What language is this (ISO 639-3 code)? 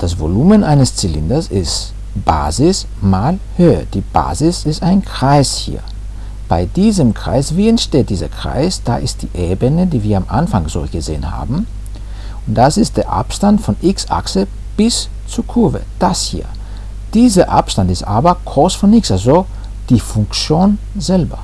deu